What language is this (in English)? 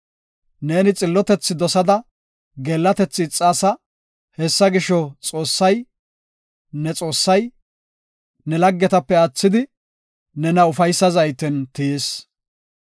Gofa